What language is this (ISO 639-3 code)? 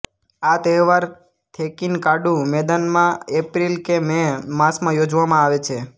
guj